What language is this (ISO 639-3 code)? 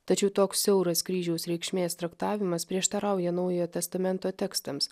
lit